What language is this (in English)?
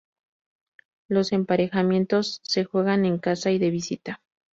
Spanish